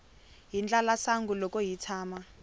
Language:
Tsonga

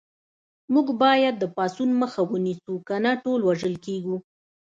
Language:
Pashto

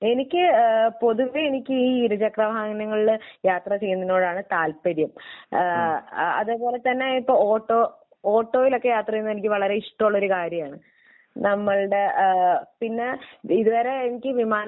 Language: Malayalam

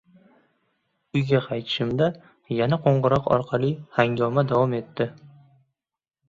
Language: Uzbek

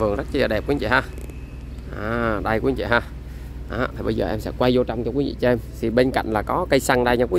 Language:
Vietnamese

